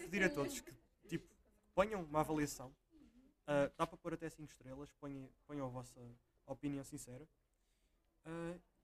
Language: Portuguese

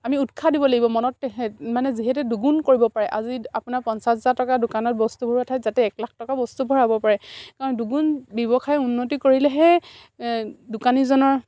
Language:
Assamese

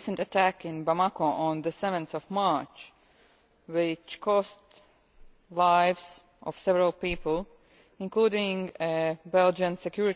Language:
English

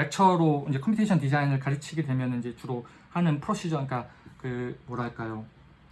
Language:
Korean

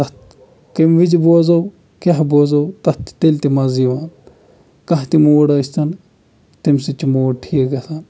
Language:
Kashmiri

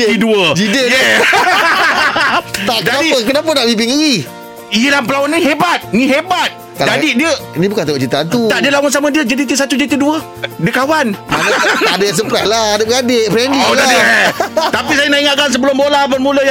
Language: Malay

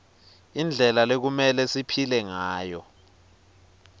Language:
Swati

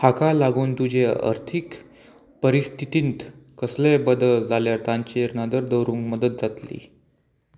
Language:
Konkani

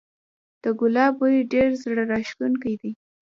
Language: Pashto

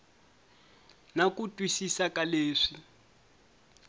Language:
Tsonga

